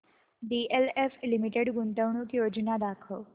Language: Marathi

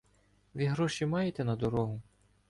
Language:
Ukrainian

